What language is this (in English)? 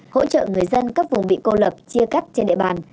Vietnamese